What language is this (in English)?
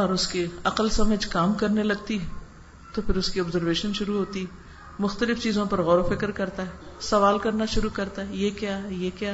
Urdu